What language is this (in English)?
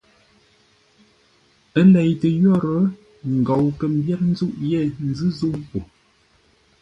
Ngombale